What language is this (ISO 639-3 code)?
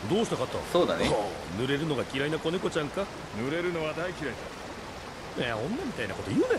jpn